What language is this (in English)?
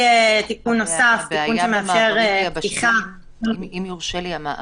Hebrew